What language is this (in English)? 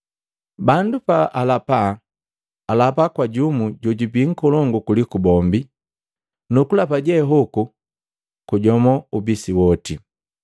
Matengo